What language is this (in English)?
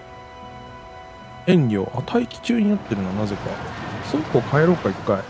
Japanese